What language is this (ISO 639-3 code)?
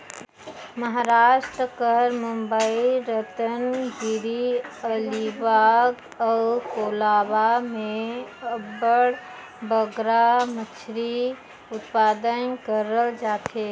hne